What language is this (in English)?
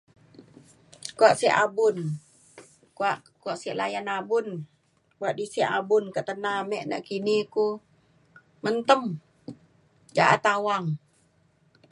Mainstream Kenyah